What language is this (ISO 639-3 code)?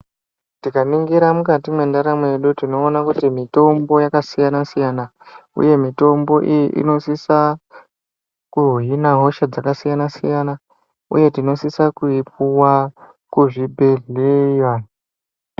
ndc